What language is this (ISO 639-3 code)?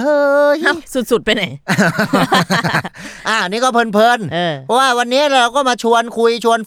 tha